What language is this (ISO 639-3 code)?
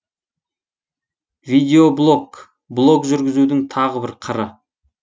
kaz